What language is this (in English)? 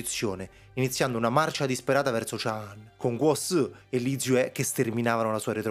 Italian